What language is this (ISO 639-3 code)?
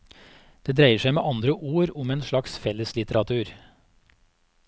nor